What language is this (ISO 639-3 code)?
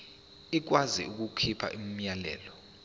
zul